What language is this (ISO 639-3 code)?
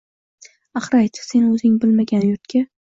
uzb